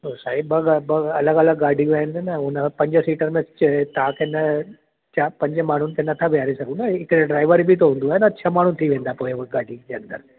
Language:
Sindhi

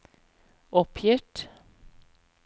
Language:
Norwegian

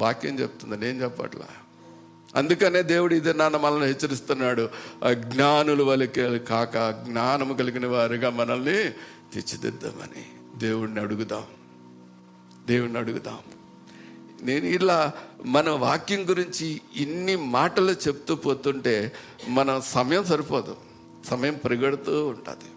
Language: Telugu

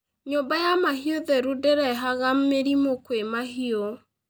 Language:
Kikuyu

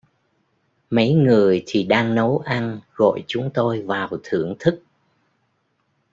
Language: Vietnamese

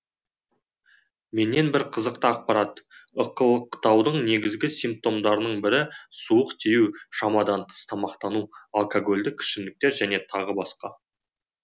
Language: Kazakh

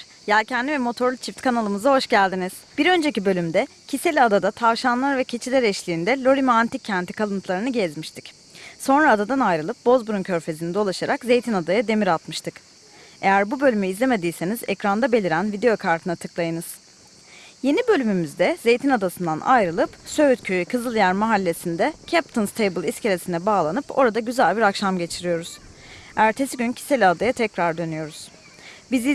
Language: Turkish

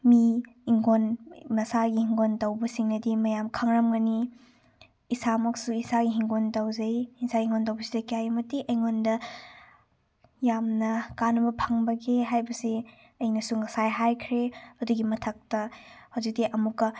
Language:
Manipuri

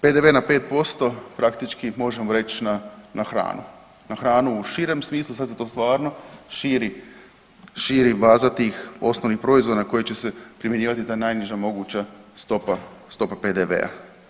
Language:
Croatian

